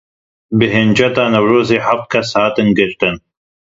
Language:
Kurdish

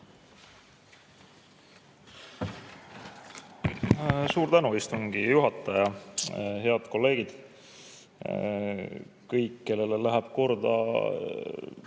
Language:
Estonian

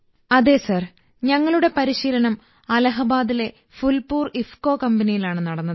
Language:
Malayalam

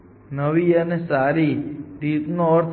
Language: Gujarati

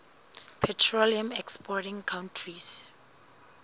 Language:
Southern Sotho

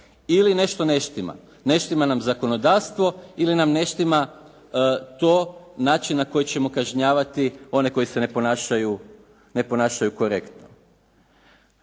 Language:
Croatian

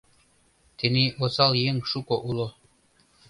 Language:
Mari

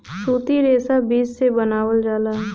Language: Bhojpuri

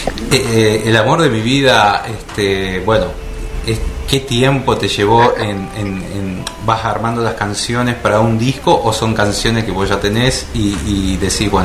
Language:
Spanish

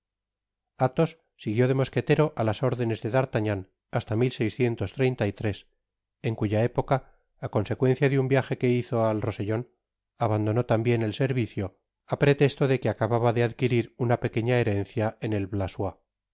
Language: Spanish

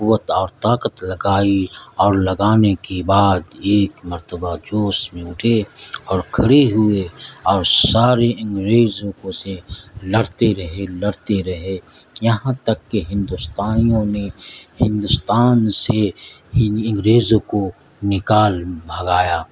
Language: Urdu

